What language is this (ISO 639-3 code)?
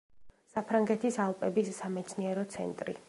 kat